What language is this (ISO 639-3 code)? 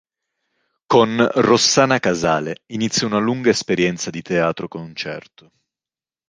ita